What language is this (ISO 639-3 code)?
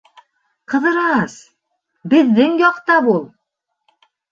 bak